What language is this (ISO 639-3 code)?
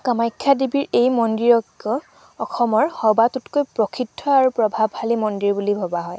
asm